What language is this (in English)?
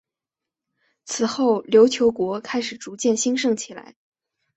Chinese